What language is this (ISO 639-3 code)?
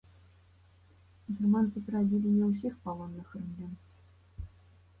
bel